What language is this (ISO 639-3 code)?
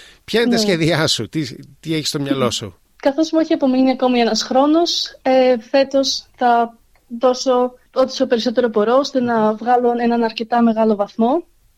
ell